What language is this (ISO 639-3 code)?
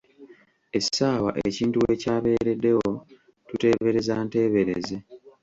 lug